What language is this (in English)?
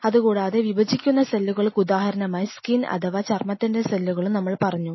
Malayalam